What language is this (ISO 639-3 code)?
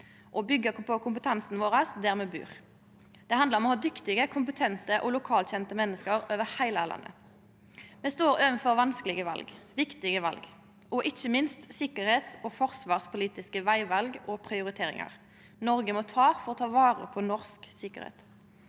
nor